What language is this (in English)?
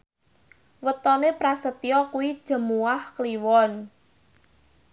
Javanese